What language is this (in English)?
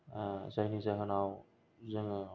Bodo